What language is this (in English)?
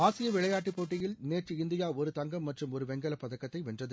Tamil